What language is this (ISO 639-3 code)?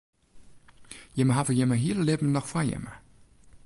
fry